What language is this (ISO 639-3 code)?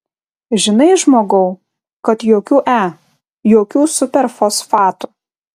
lit